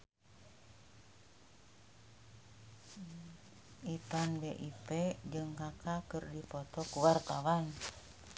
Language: Sundanese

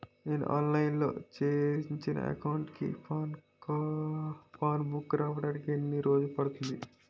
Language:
Telugu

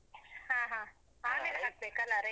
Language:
Kannada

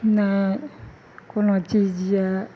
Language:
Maithili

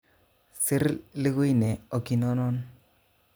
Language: Kalenjin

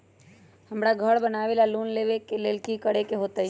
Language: Magahi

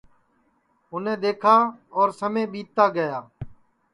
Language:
Sansi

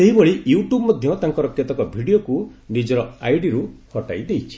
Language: Odia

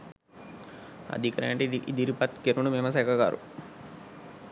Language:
Sinhala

